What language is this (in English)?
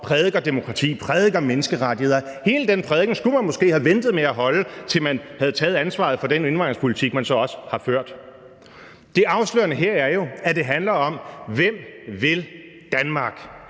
Danish